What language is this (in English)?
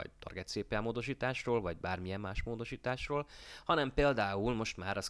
Hungarian